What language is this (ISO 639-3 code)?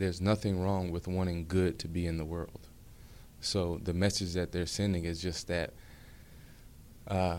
eng